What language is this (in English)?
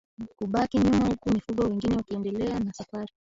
Swahili